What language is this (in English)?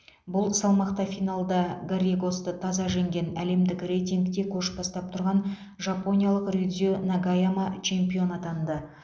Kazakh